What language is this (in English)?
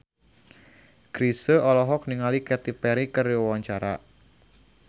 Sundanese